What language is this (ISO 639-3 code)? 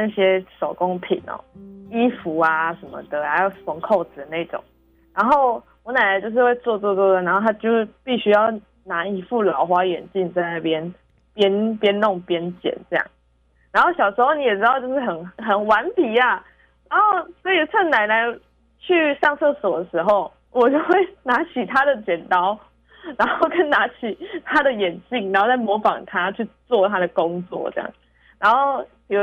zho